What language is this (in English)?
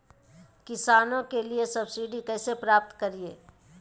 Magahi